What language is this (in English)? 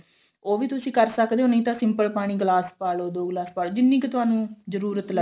Punjabi